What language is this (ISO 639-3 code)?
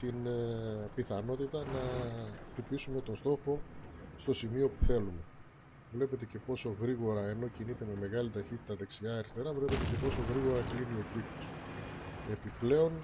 ell